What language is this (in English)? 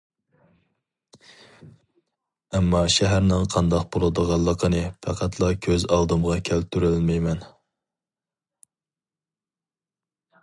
Uyghur